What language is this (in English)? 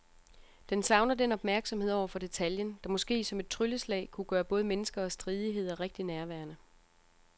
Danish